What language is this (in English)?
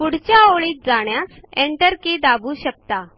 Marathi